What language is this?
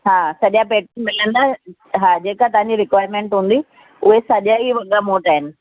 Sindhi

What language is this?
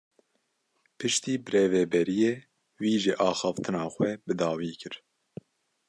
Kurdish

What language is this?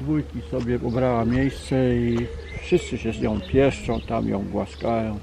Polish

